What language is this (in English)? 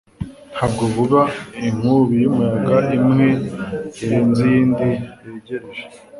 Kinyarwanda